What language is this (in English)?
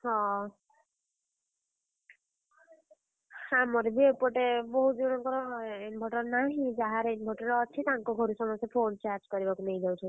Odia